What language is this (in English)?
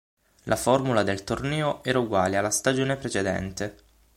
Italian